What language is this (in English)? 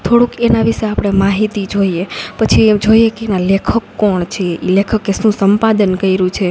Gujarati